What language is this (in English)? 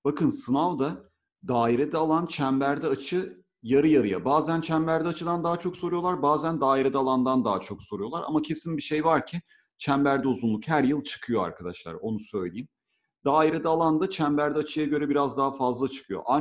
Turkish